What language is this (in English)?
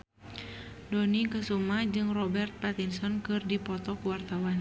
Sundanese